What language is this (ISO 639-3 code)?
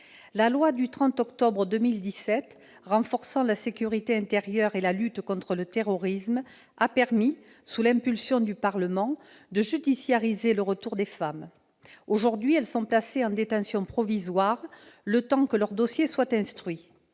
fra